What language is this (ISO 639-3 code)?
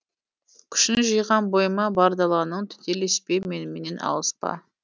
kaz